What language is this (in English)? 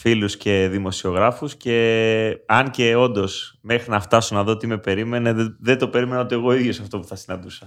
Greek